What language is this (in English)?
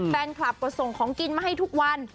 Thai